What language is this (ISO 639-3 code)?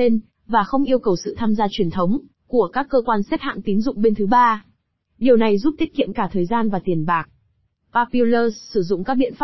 vie